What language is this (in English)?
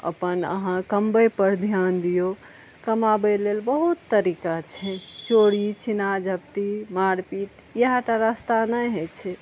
Maithili